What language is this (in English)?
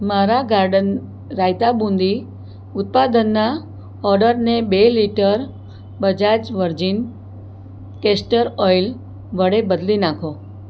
Gujarati